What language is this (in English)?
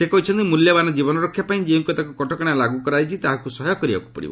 Odia